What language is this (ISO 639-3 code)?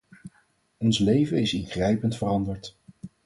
nld